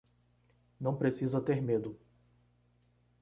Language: Portuguese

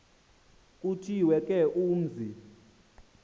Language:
Xhosa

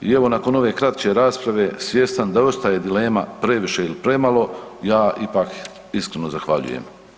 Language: Croatian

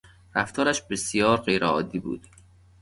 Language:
Persian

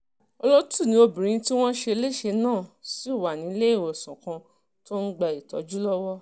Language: Yoruba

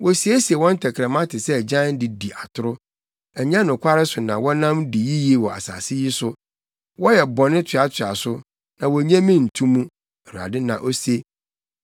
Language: Akan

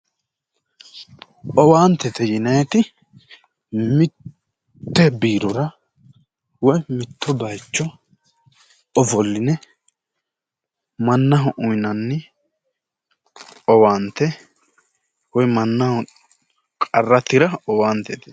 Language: Sidamo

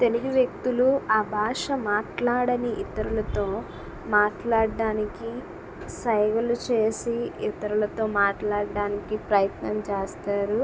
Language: Telugu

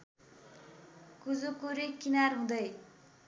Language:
Nepali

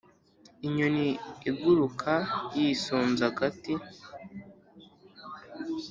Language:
Kinyarwanda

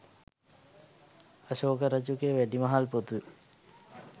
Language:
Sinhala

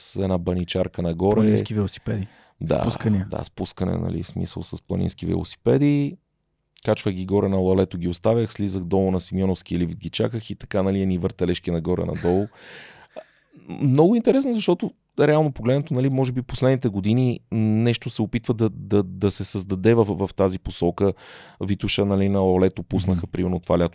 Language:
Bulgarian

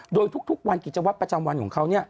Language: Thai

